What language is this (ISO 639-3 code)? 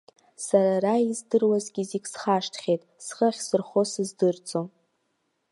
abk